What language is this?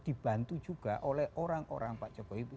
Indonesian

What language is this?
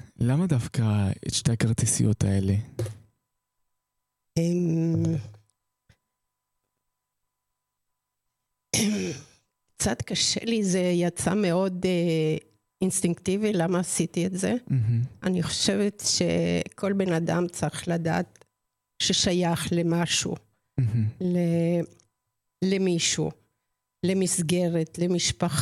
Hebrew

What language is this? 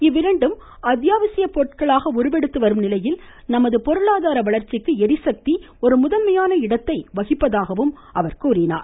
Tamil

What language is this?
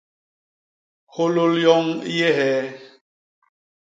Basaa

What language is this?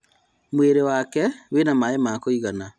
Kikuyu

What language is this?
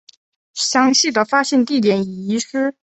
Chinese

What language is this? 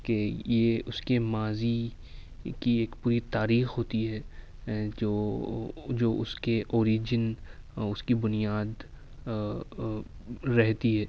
Urdu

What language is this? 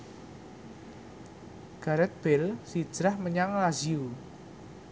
Javanese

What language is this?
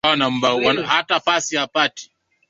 Swahili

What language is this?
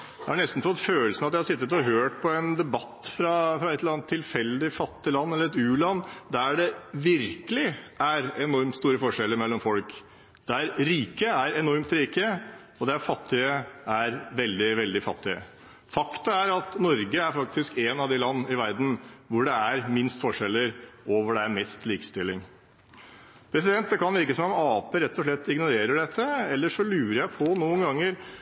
Norwegian Bokmål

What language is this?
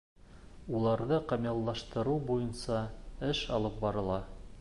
Bashkir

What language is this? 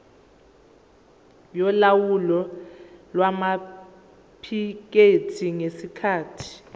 Zulu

